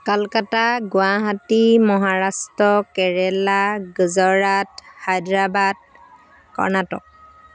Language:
Assamese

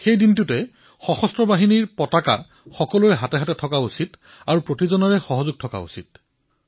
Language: Assamese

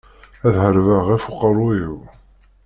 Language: Kabyle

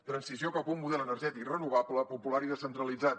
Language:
Catalan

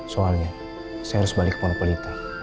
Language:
Indonesian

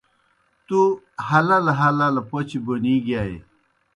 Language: Kohistani Shina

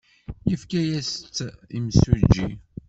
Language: Kabyle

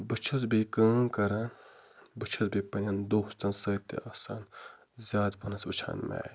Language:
Kashmiri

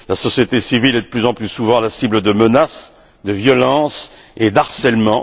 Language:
French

